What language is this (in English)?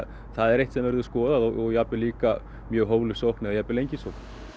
Icelandic